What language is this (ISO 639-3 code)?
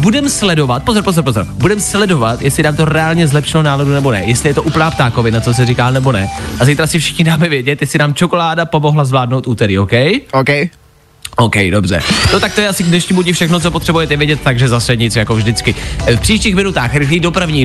ces